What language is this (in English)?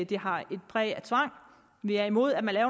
Danish